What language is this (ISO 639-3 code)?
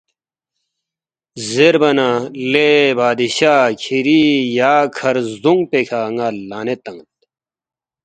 bft